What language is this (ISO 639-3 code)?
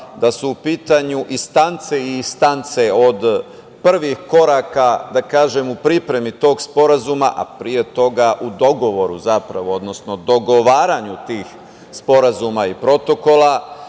srp